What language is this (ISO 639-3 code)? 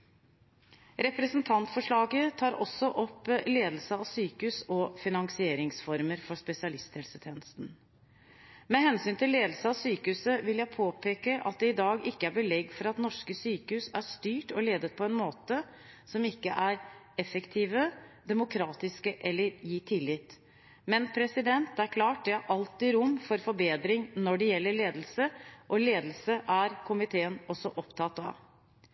nob